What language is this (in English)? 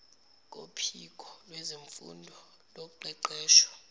Zulu